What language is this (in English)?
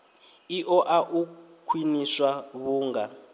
Venda